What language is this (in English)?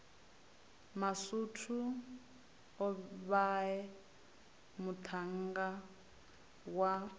Venda